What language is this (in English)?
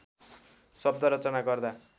Nepali